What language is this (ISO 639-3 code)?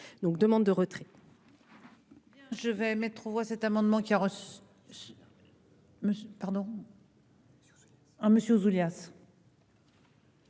fra